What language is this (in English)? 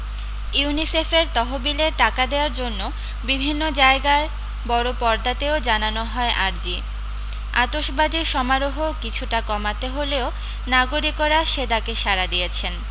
Bangla